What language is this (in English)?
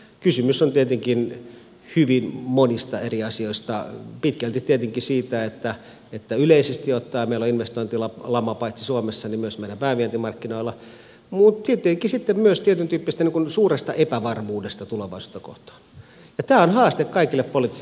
Finnish